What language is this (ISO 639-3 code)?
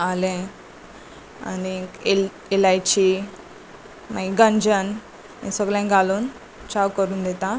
kok